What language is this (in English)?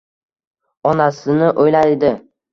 Uzbek